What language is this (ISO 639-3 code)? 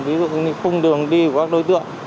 vie